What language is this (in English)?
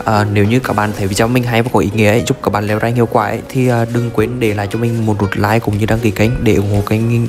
Vietnamese